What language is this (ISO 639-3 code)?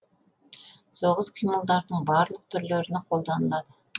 kaz